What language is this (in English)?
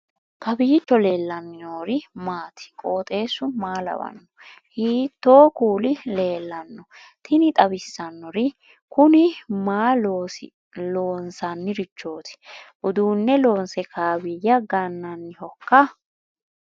Sidamo